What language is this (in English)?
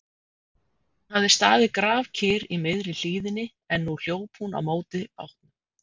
Icelandic